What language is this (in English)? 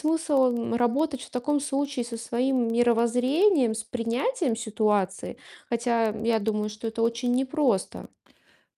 Russian